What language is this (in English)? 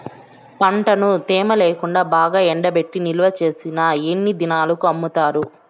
Telugu